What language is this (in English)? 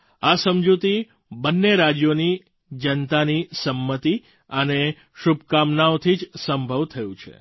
Gujarati